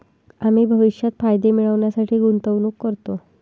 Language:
Marathi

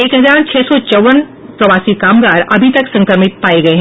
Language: Hindi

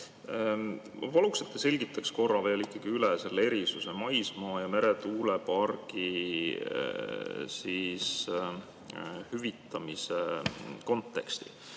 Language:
Estonian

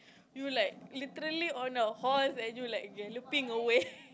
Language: English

